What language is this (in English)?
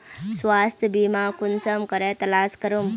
Magahi